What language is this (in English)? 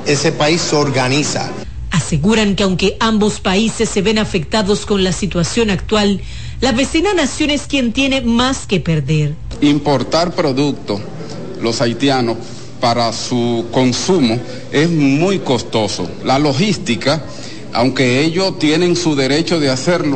Spanish